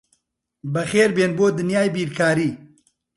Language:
Central Kurdish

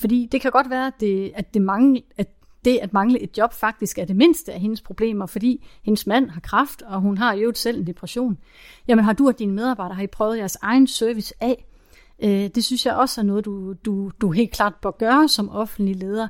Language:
Danish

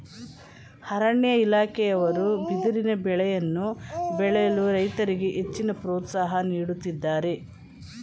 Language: Kannada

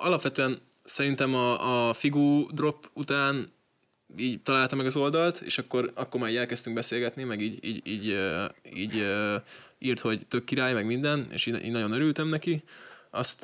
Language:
Hungarian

